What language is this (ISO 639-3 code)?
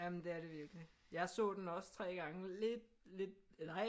dan